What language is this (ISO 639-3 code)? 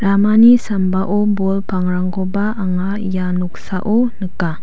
grt